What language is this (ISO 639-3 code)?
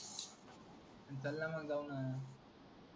mar